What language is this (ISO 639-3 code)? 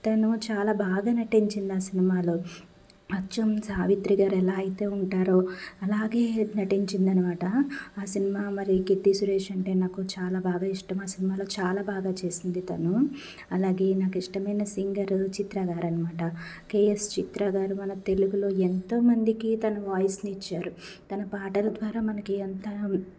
tel